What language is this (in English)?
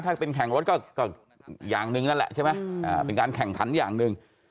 Thai